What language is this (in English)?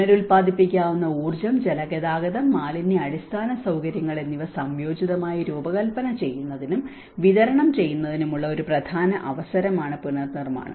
Malayalam